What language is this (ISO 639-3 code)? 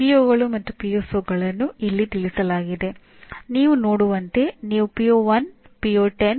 kan